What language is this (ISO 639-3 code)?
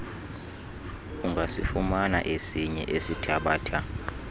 xho